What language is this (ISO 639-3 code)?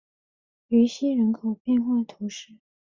zho